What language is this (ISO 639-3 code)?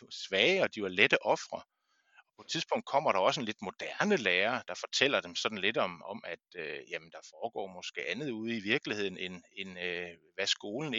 dan